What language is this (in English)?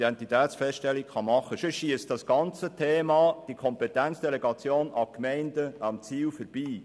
Swiss German